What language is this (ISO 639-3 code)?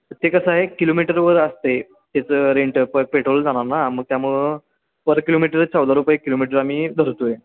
mar